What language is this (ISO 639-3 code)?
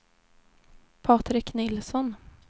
swe